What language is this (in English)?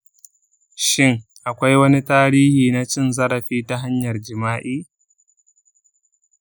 Hausa